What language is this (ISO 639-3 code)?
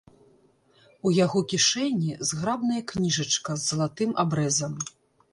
bel